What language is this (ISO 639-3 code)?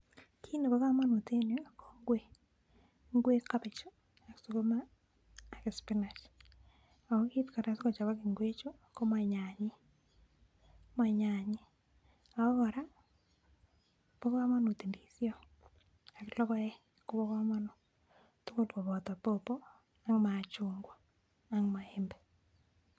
kln